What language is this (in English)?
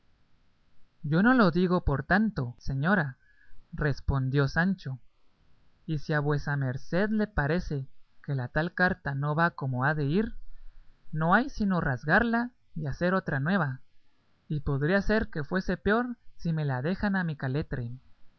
Spanish